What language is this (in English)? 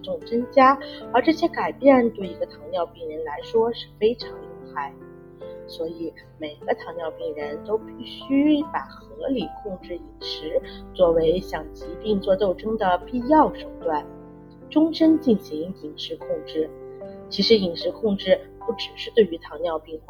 Chinese